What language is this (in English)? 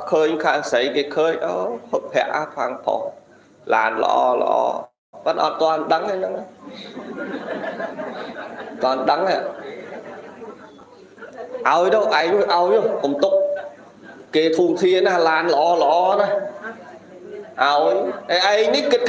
Vietnamese